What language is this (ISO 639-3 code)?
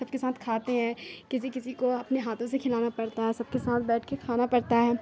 urd